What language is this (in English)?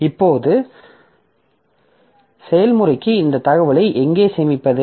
Tamil